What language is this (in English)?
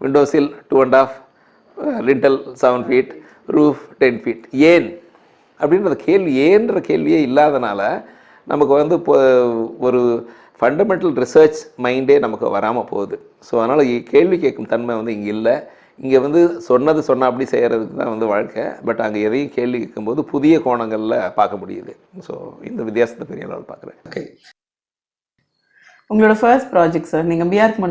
Tamil